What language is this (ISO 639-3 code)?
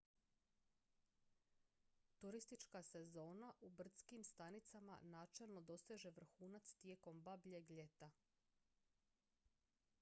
hrv